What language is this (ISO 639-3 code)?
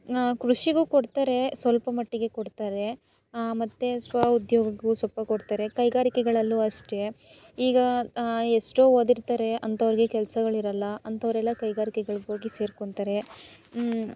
kan